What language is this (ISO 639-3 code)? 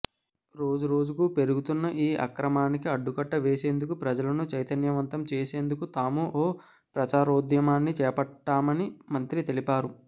tel